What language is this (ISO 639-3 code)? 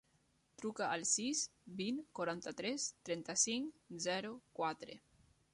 cat